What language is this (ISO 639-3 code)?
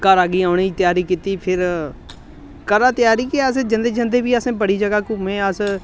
doi